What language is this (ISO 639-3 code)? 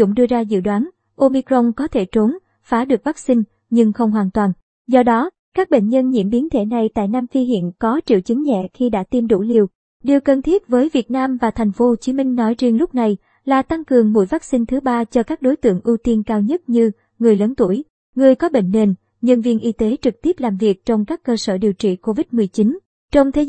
vie